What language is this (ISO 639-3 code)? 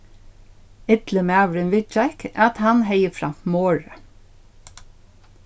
fao